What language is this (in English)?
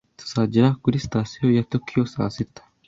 Kinyarwanda